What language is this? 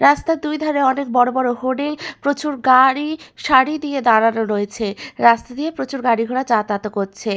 Bangla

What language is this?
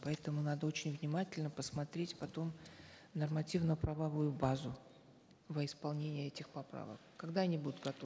Kazakh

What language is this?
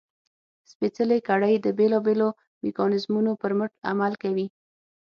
Pashto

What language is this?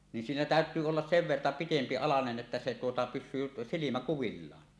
Finnish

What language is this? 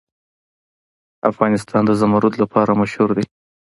Pashto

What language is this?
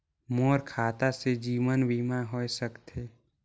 Chhattisgarhi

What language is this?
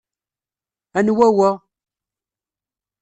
Kabyle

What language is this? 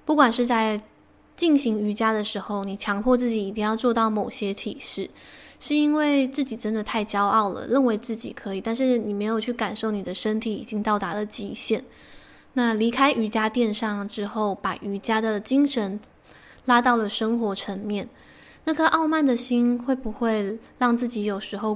Chinese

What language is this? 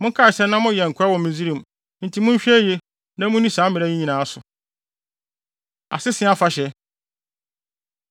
Akan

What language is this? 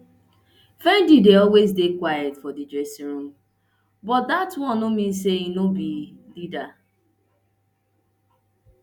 Nigerian Pidgin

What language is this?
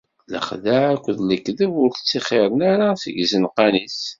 Kabyle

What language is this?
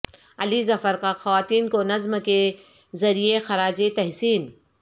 Urdu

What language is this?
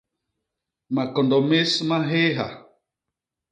Basaa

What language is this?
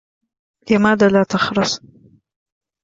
Arabic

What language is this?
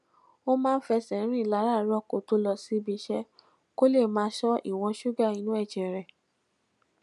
Yoruba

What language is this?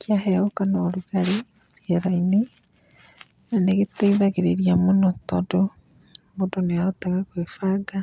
Kikuyu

